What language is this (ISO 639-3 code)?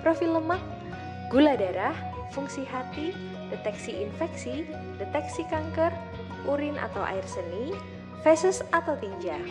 ind